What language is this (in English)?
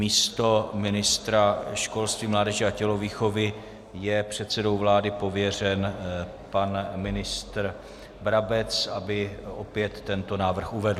Czech